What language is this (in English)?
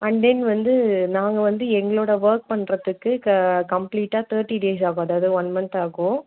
Tamil